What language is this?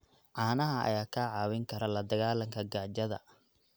Somali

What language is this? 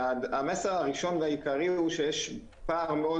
Hebrew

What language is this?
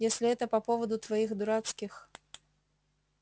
Russian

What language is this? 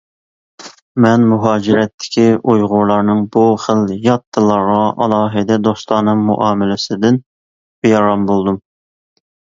Uyghur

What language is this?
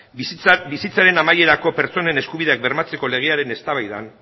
Basque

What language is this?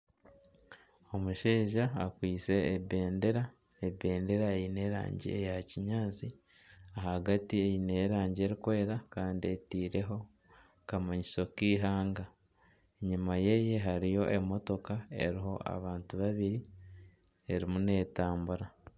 Nyankole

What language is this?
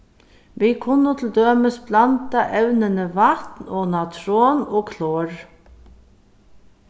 Faroese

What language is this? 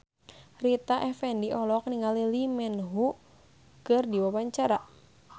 Sundanese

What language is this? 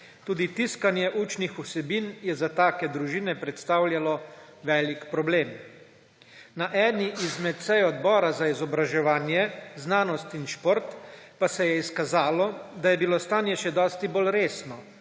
Slovenian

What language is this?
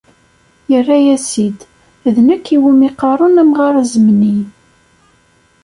Kabyle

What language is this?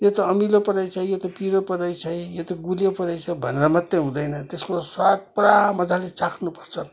Nepali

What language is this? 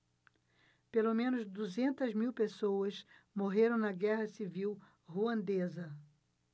Portuguese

